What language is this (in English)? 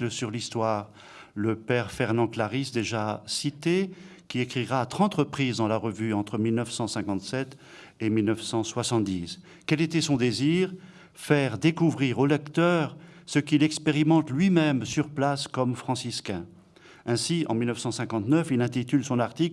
French